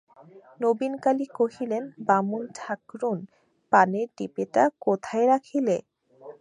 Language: Bangla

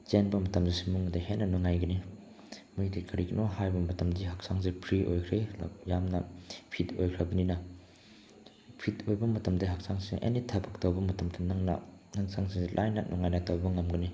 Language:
Manipuri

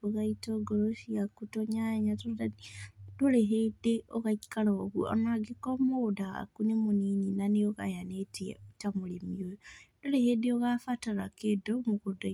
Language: Kikuyu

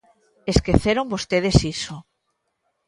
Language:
Galician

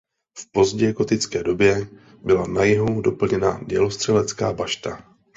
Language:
Czech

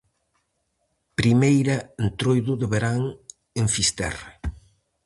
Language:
Galician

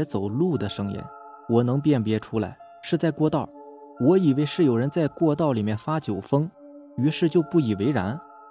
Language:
Chinese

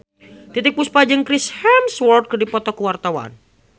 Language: Sundanese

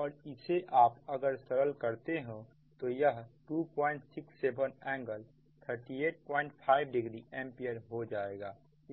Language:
Hindi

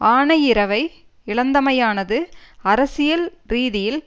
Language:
Tamil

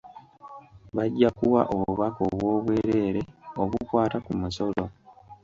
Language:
Ganda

